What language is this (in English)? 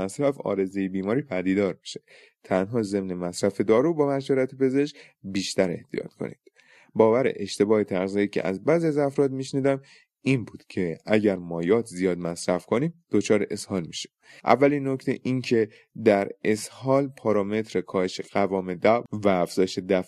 Persian